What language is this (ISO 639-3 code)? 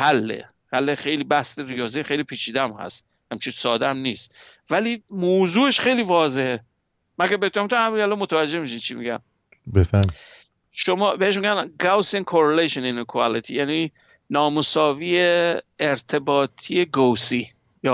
fas